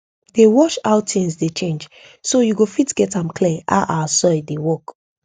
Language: Nigerian Pidgin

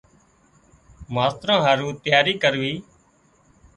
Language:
Wadiyara Koli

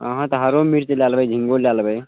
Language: Maithili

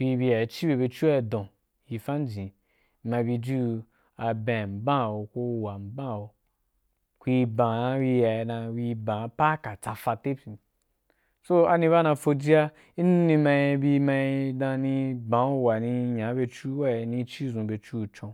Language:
Wapan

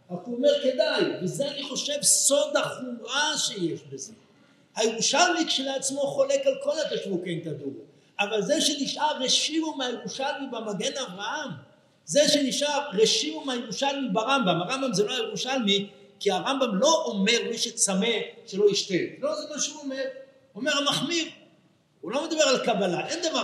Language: Hebrew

